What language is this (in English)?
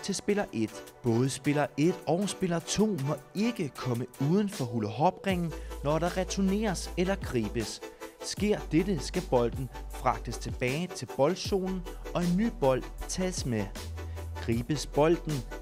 Danish